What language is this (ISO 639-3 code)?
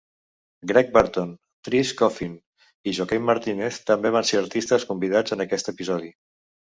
cat